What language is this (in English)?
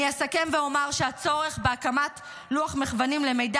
Hebrew